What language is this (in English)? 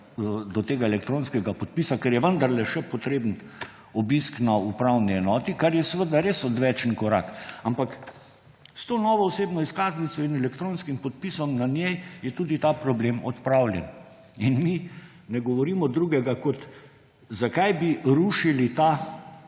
Slovenian